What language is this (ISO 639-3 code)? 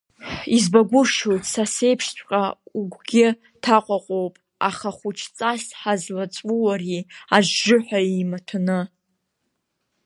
abk